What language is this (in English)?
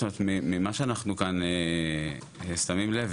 Hebrew